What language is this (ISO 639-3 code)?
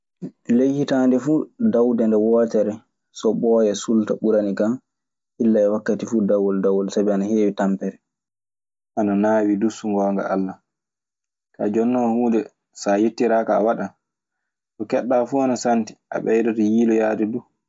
ffm